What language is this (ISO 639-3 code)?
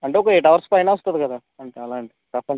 tel